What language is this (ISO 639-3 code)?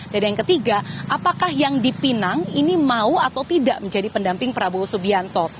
ind